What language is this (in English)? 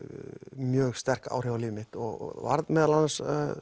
Icelandic